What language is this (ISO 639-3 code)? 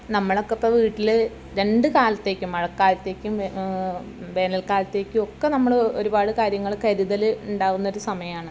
mal